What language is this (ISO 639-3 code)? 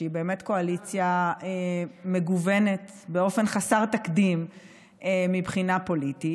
heb